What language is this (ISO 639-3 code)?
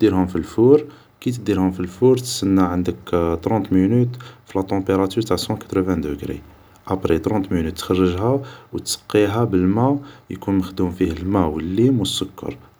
arq